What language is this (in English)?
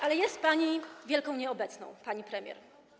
Polish